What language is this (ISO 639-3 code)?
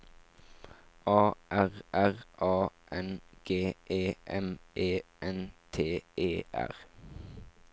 nor